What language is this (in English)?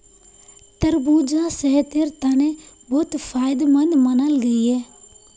Magahi